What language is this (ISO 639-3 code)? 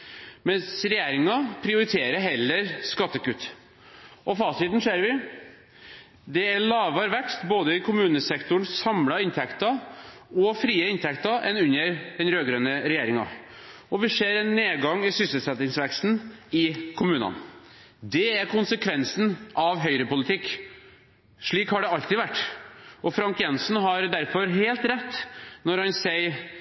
nob